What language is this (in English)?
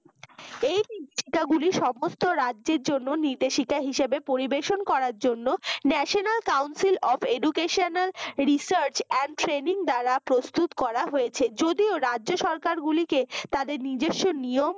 Bangla